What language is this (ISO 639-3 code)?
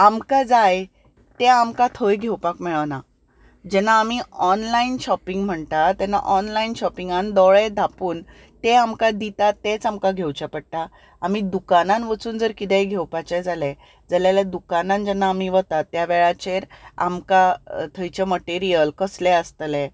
kok